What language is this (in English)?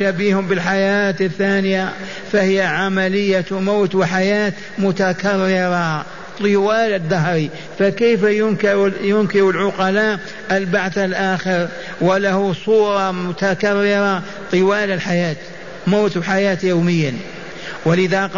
Arabic